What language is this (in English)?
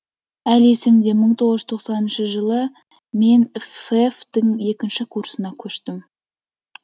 Kazakh